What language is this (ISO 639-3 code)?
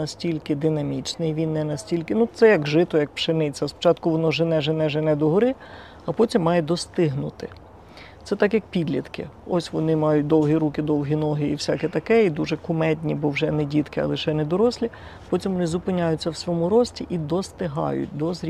ukr